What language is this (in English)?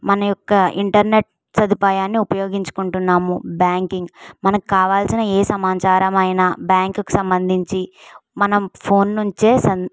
Telugu